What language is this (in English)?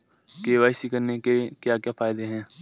Hindi